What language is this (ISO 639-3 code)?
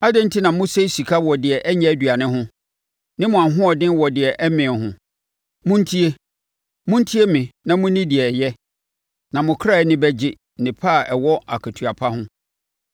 aka